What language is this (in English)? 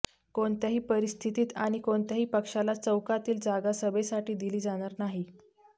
Marathi